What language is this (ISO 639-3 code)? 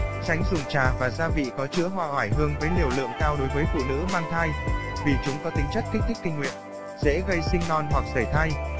vie